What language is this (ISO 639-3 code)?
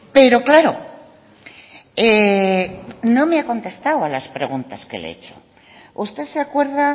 spa